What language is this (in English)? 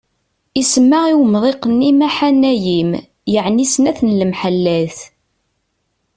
Kabyle